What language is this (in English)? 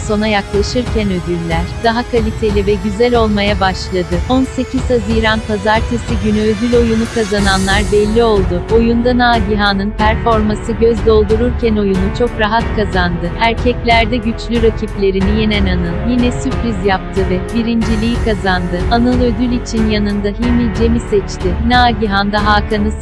Turkish